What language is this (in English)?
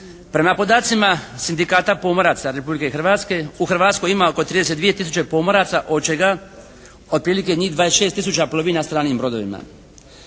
Croatian